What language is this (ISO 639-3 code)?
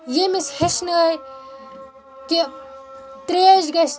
kas